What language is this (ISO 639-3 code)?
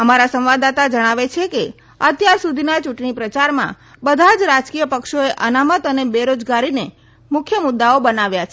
guj